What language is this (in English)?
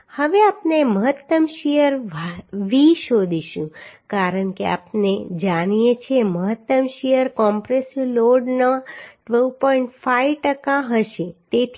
Gujarati